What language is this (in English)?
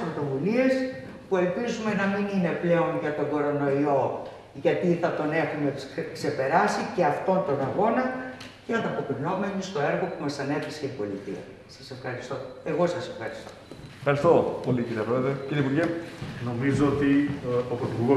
Greek